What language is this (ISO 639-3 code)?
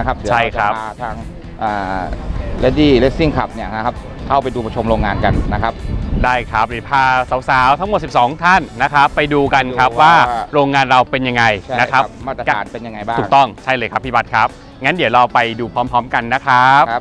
tha